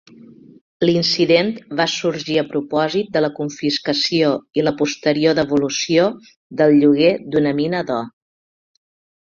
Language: Catalan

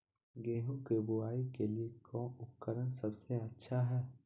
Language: Magahi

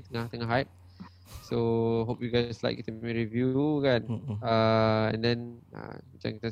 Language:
Malay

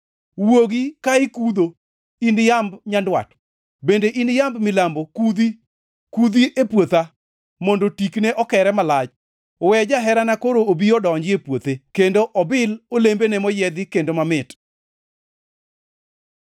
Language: Luo (Kenya and Tanzania)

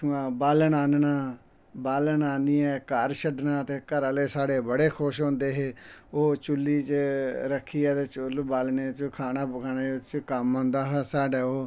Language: Dogri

